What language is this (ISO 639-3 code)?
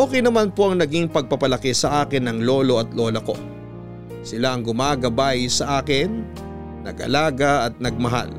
fil